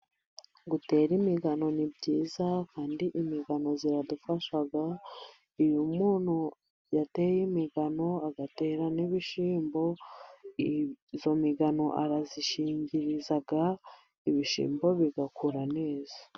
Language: Kinyarwanda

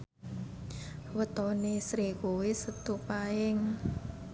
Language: Javanese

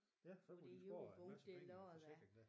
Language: Danish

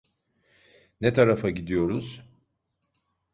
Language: Turkish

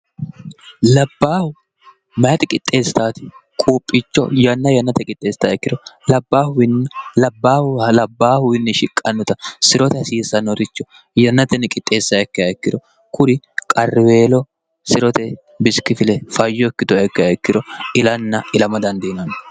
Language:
Sidamo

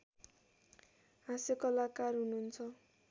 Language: Nepali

